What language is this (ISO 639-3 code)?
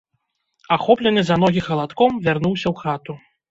bel